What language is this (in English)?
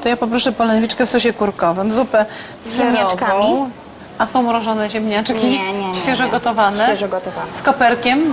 Polish